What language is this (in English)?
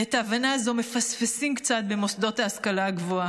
Hebrew